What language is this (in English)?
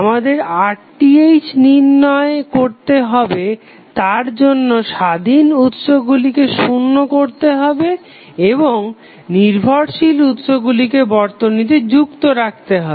Bangla